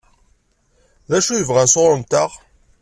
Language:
Kabyle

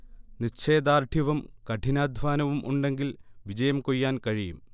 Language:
Malayalam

